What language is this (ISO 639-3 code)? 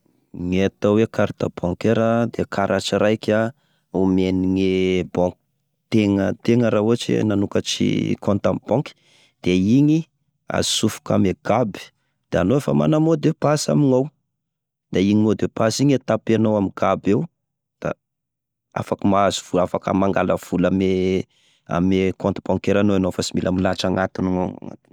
tkg